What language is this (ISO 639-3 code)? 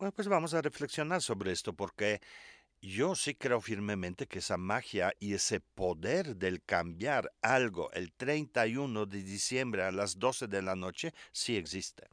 spa